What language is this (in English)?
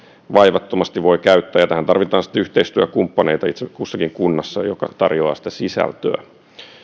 Finnish